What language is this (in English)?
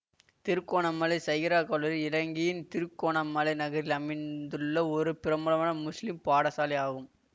Tamil